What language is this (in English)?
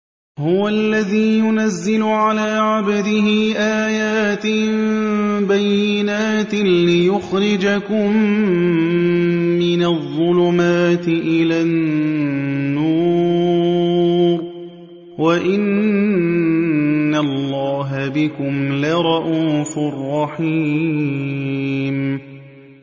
Arabic